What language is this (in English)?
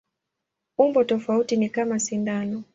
Swahili